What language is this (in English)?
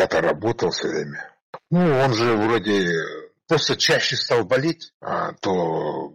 Russian